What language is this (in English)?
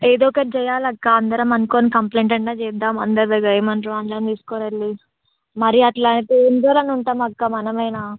Telugu